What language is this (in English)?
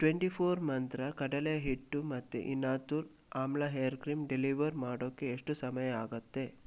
Kannada